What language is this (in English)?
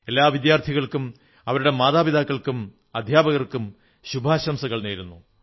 Malayalam